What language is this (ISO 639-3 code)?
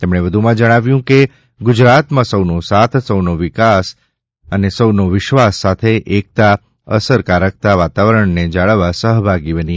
guj